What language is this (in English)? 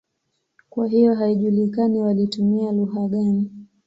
Swahili